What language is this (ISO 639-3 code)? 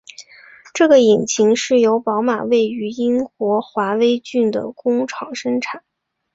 zho